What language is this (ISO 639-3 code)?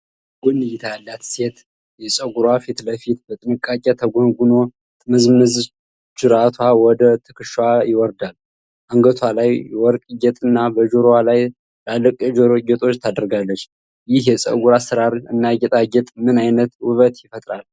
amh